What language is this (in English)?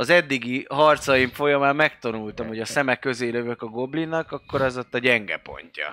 Hungarian